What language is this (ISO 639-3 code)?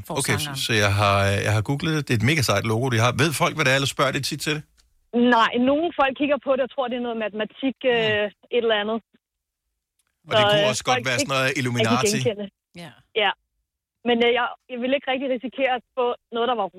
dan